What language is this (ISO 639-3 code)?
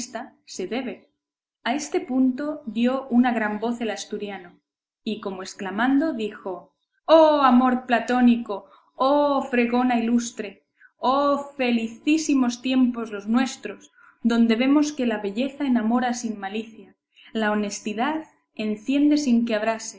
spa